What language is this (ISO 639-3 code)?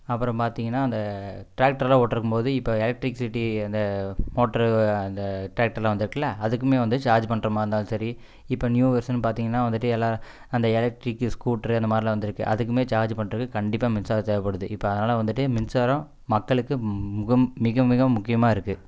tam